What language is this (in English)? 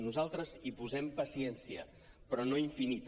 Catalan